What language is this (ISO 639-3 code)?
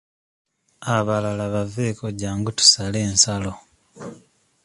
lug